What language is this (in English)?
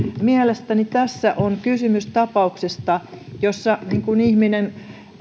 Finnish